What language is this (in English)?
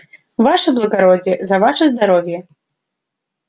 Russian